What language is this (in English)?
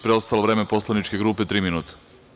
Serbian